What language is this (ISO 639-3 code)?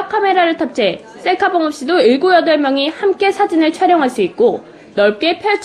kor